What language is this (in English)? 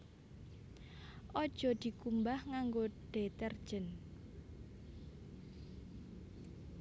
Javanese